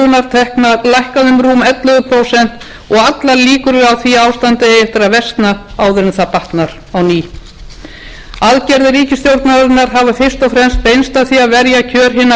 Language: Icelandic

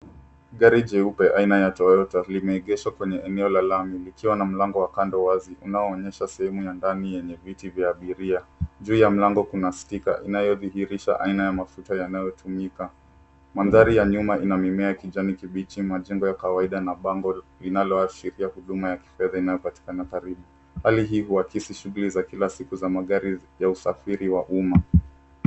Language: Swahili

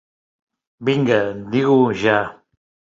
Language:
Catalan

